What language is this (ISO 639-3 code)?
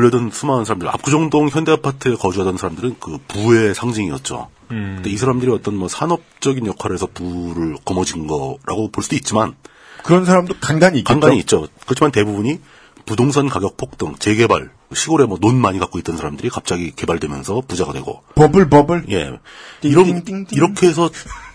kor